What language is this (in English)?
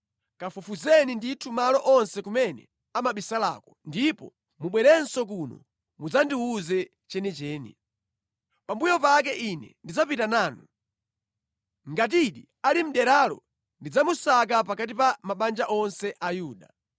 Nyanja